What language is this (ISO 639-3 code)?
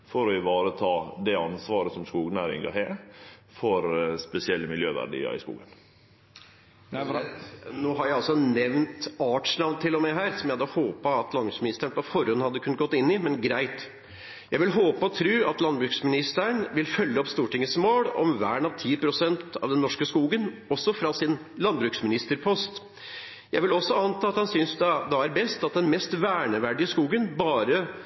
nor